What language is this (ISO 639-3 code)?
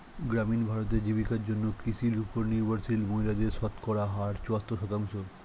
ben